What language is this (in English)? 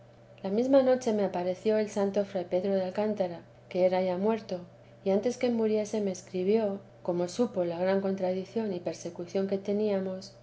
Spanish